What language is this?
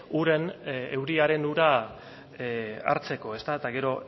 Basque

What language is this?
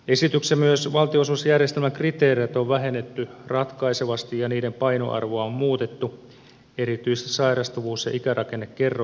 Finnish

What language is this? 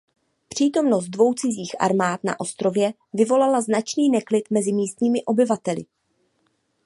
Czech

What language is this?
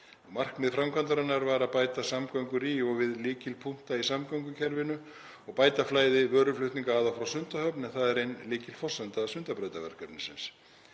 Icelandic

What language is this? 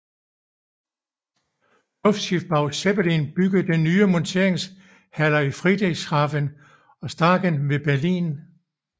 Danish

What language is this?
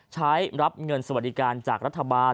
Thai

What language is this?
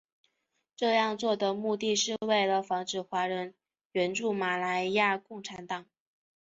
Chinese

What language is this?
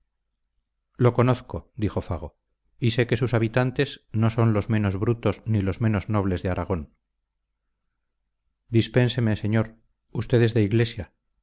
Spanish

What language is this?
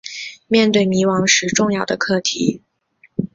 Chinese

